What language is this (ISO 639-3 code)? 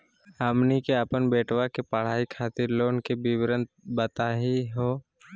mag